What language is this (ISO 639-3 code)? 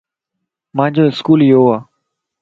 lss